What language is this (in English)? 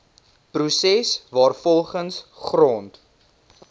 Afrikaans